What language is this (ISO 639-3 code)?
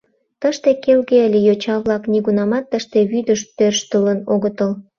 chm